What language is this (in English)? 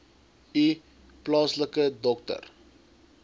Afrikaans